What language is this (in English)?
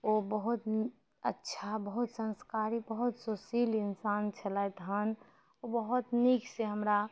Maithili